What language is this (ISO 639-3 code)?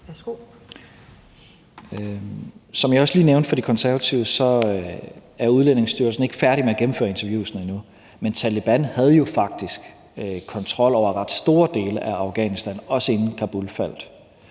dan